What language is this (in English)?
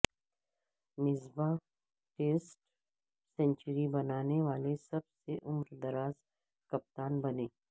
Urdu